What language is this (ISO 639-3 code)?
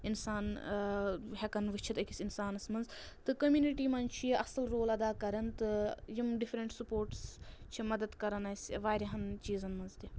kas